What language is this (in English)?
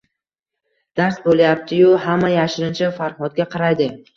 Uzbek